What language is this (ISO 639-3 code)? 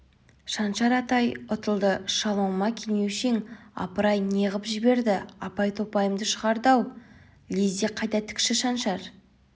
kaz